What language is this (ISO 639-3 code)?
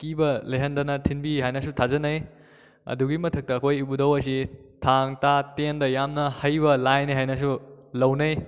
mni